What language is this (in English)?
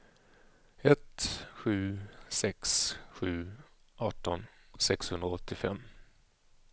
Swedish